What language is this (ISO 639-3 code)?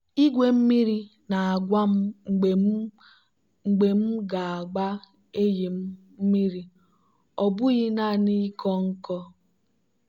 ibo